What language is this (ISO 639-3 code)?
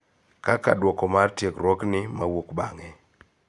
luo